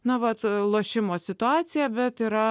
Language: Lithuanian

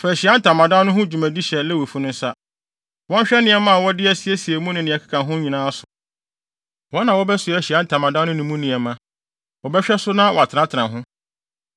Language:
Akan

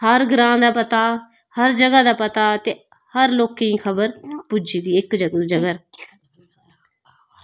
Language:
Dogri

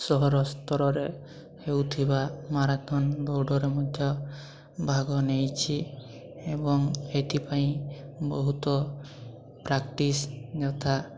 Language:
Odia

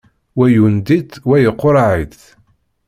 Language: Kabyle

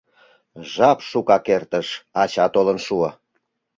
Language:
Mari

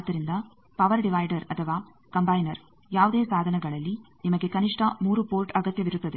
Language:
Kannada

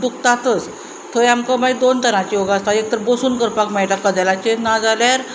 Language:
Konkani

